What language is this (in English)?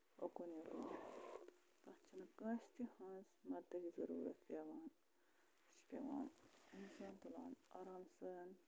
Kashmiri